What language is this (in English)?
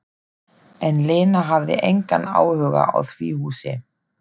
Icelandic